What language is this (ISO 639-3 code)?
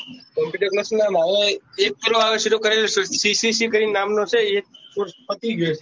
guj